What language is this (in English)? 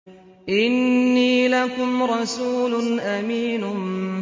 Arabic